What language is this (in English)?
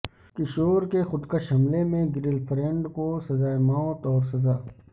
Urdu